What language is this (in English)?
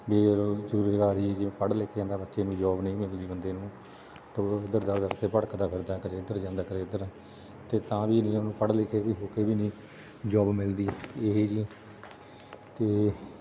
Punjabi